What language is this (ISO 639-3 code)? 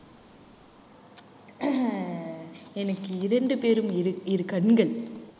tam